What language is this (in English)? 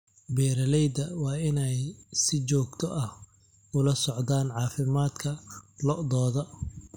Somali